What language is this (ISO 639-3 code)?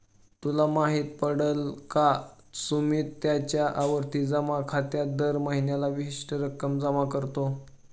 mar